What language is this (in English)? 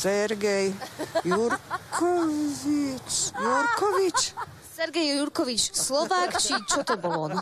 Slovak